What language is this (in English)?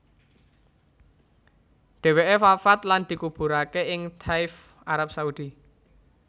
Javanese